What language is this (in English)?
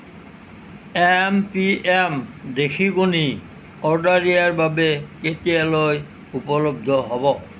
Assamese